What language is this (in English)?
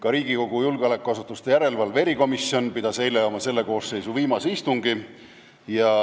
Estonian